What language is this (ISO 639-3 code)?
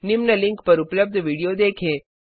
hin